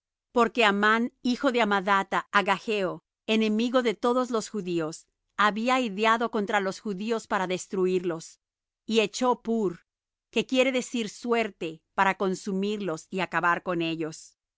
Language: Spanish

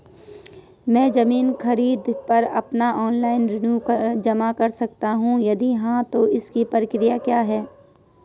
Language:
Hindi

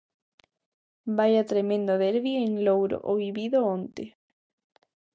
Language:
Galician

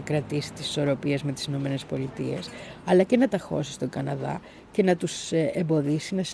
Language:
Greek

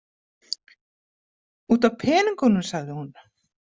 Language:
Icelandic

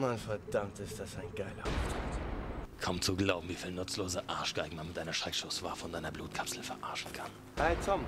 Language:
German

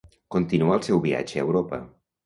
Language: Catalan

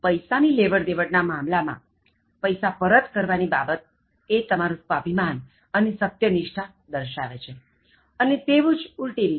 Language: Gujarati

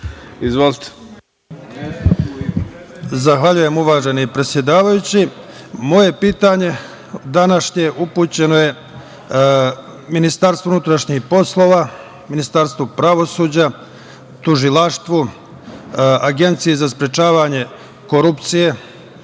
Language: Serbian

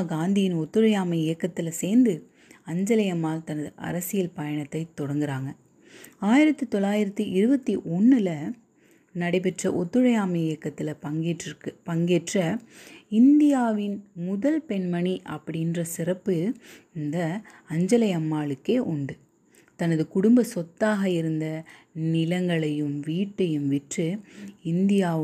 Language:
Tamil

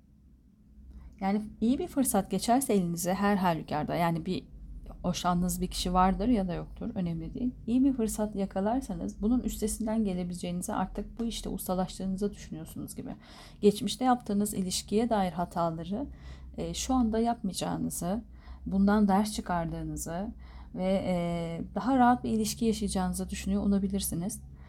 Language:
Turkish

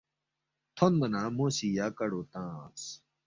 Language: Balti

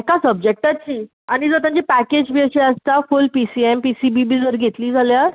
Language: Konkani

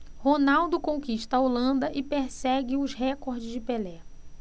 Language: Portuguese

